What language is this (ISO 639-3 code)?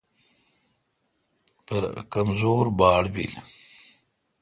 xka